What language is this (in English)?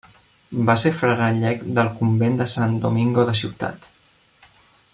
Catalan